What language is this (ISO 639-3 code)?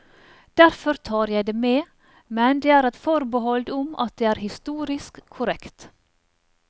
nor